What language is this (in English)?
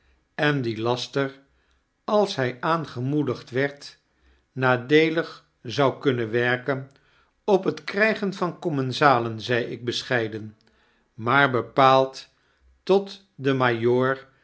Dutch